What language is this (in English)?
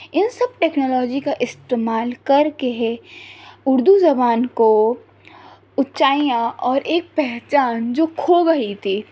Urdu